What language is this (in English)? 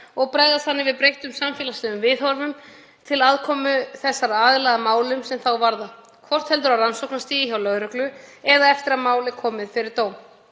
Icelandic